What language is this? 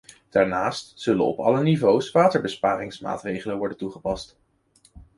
Dutch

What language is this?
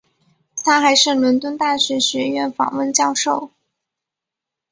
Chinese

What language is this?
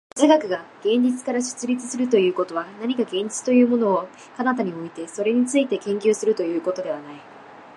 Japanese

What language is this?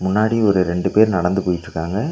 Tamil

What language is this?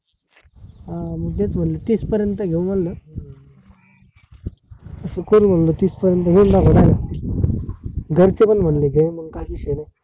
Marathi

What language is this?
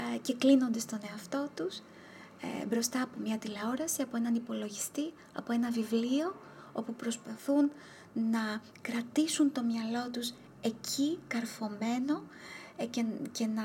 Greek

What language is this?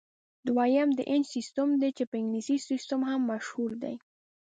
Pashto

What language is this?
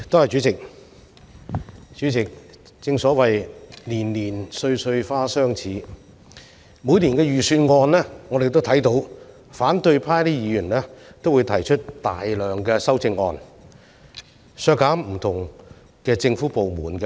Cantonese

